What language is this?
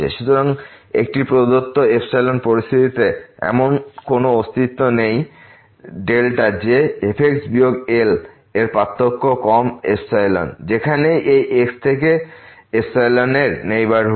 Bangla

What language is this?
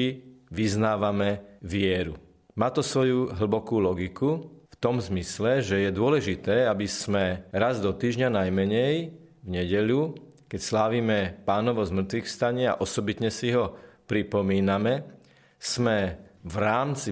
Slovak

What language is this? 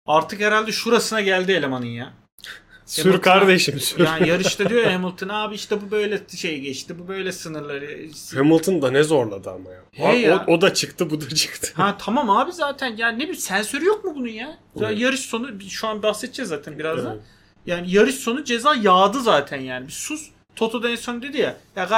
Turkish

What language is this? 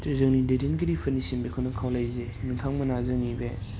Bodo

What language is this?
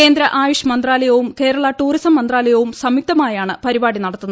Malayalam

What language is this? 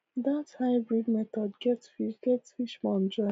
Nigerian Pidgin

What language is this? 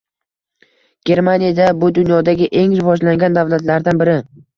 Uzbek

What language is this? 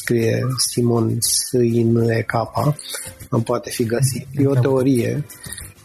Romanian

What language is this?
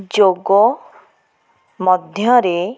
Odia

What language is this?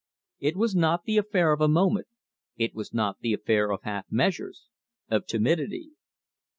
English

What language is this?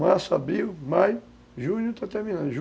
Portuguese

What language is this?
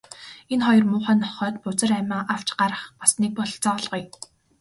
Mongolian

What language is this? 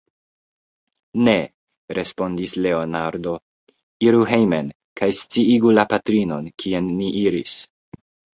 Esperanto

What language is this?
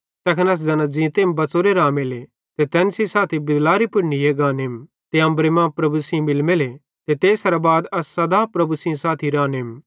Bhadrawahi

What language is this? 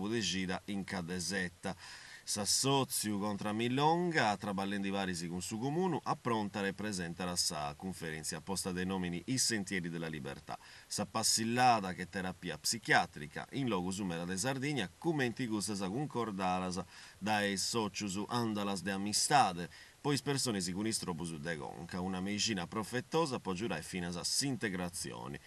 Italian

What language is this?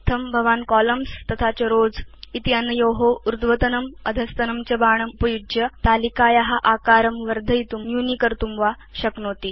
Sanskrit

